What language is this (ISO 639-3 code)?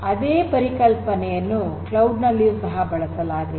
kan